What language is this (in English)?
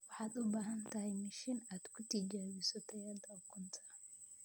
Somali